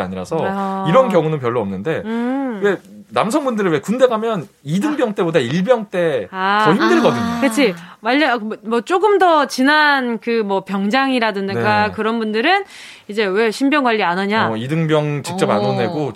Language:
Korean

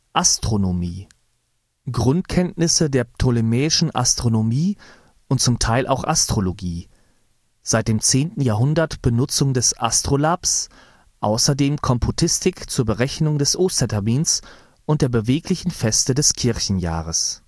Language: German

